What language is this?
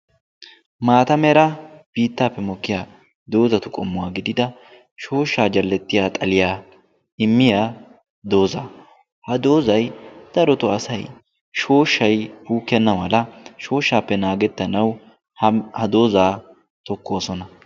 Wolaytta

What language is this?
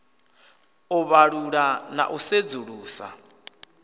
Venda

